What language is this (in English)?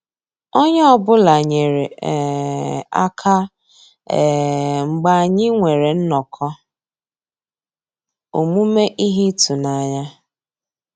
Igbo